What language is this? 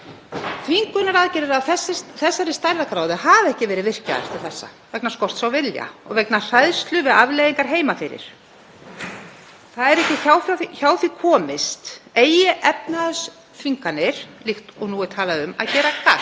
Icelandic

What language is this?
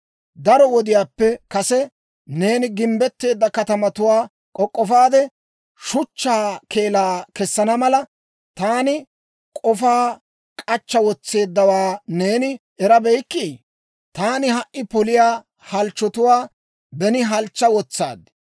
Dawro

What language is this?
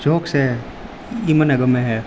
Gujarati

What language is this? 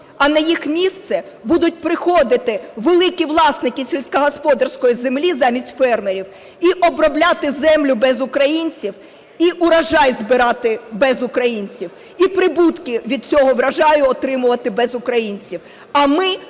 Ukrainian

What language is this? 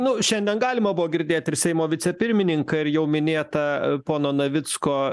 Lithuanian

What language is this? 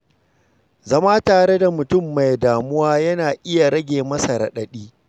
Hausa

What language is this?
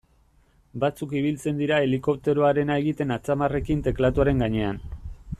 Basque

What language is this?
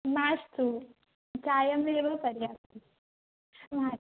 Sanskrit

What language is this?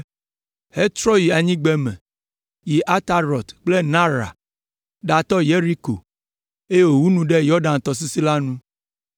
Ewe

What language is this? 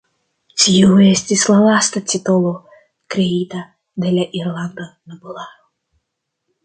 Esperanto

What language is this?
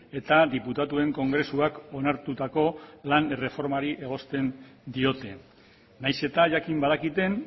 Basque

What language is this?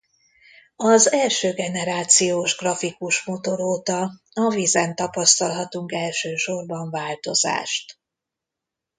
Hungarian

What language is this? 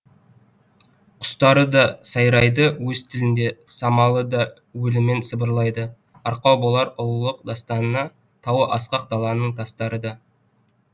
Kazakh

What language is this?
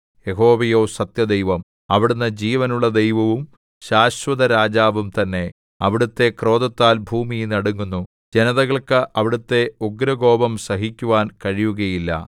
Malayalam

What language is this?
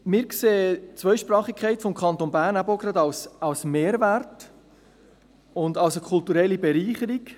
Swiss German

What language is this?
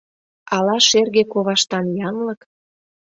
Mari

